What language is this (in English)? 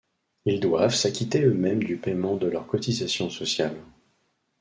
French